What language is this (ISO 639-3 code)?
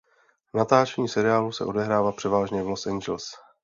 ces